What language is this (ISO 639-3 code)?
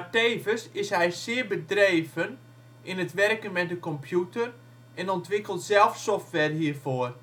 nld